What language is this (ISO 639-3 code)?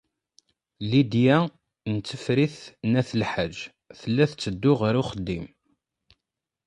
kab